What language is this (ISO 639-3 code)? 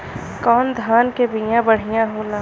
bho